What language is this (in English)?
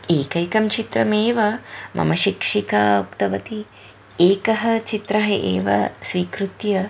Sanskrit